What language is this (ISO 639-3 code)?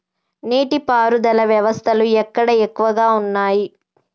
tel